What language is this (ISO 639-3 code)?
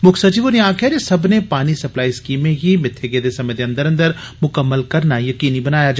doi